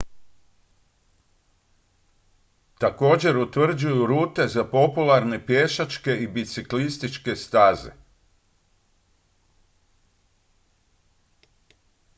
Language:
Croatian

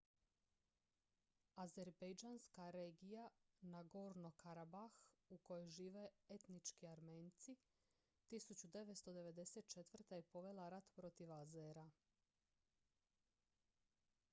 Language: Croatian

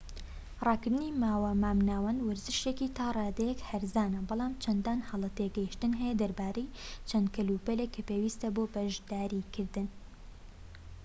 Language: Central Kurdish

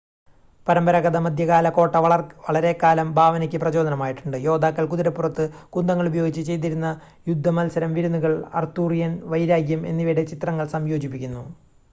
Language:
Malayalam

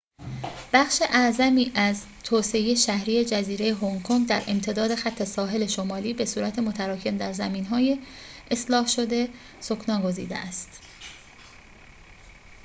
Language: Persian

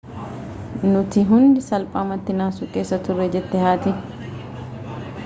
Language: Oromo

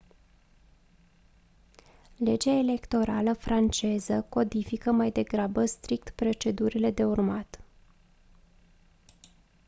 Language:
Romanian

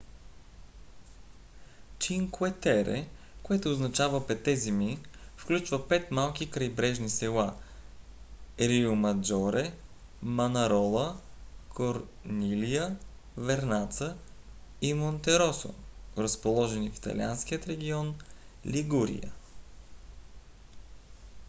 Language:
Bulgarian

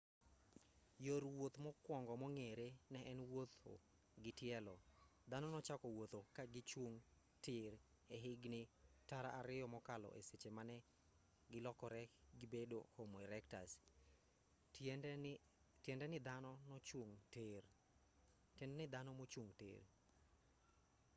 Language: Luo (Kenya and Tanzania)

